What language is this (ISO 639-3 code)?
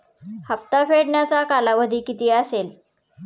mar